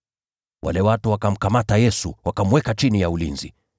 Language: Swahili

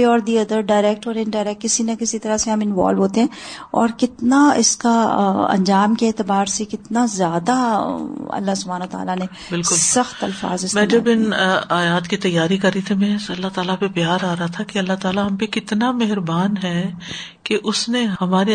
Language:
Urdu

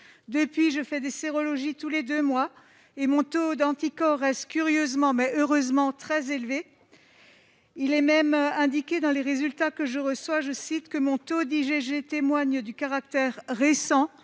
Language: French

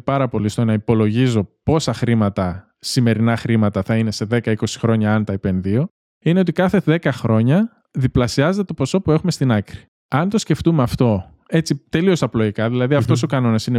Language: Greek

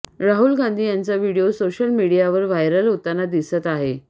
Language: Marathi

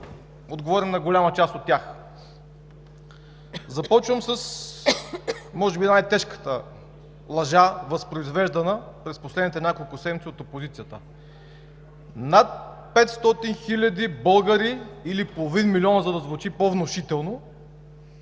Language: Bulgarian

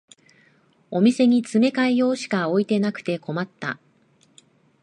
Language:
Japanese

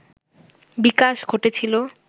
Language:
Bangla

